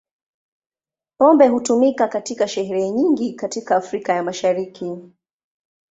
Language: Swahili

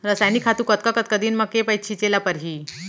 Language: Chhattisgarhi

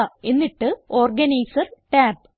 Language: Malayalam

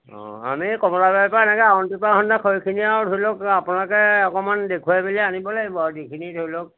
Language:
Assamese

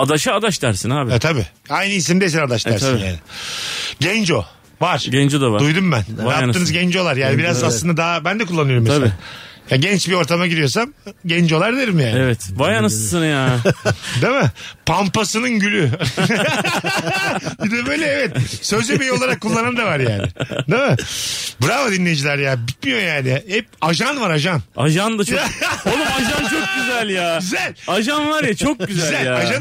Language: Turkish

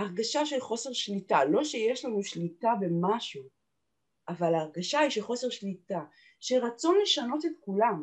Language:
Hebrew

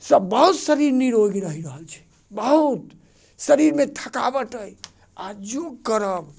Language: Maithili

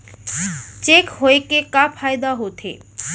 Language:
Chhattisgarhi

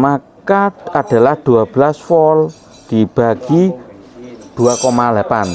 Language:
Indonesian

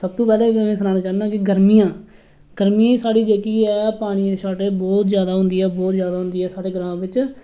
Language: Dogri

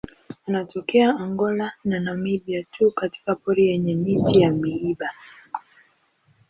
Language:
Swahili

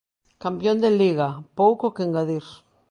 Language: Galician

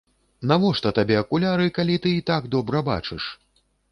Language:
Belarusian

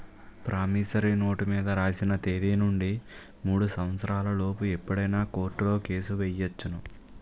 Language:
Telugu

